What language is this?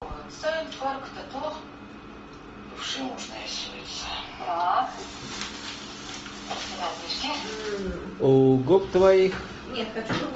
Russian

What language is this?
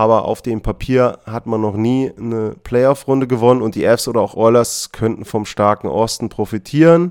German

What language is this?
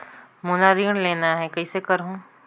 Chhattisgarhi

